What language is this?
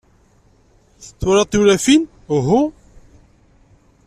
Kabyle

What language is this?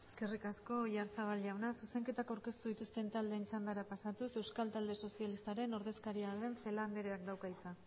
Basque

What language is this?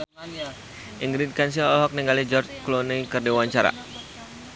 Sundanese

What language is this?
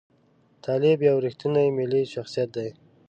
Pashto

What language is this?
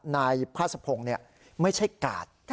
Thai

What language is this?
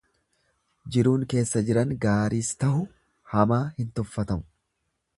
Oromo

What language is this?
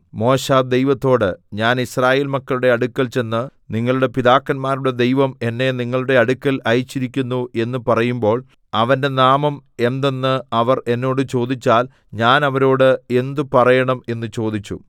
Malayalam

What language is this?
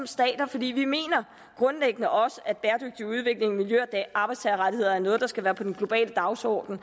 Danish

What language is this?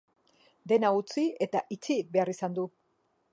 Basque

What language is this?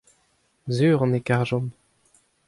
Breton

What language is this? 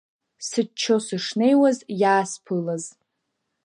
Abkhazian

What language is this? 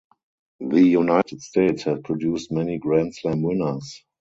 English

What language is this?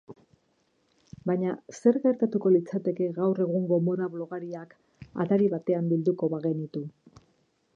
Basque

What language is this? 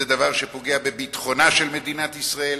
Hebrew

